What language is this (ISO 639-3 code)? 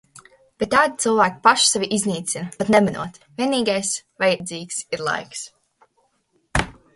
lav